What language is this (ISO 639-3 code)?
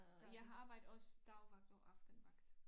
dan